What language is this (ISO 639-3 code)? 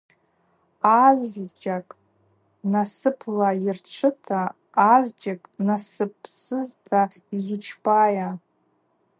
abq